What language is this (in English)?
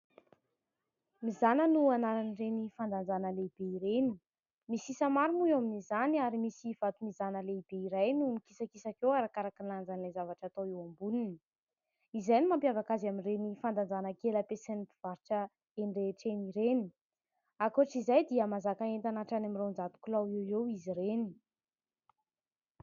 Malagasy